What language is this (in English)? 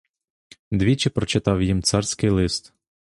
Ukrainian